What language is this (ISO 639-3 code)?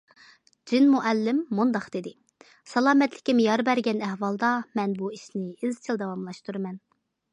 uig